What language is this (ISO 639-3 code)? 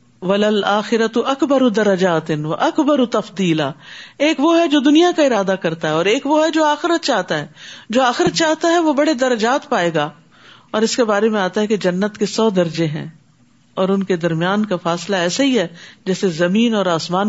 urd